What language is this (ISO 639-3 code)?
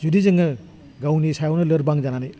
brx